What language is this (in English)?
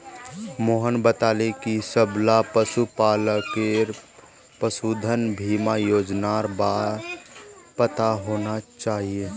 Magahi